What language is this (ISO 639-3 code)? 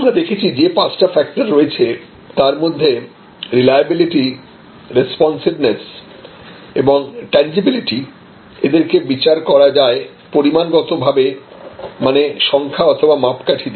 ben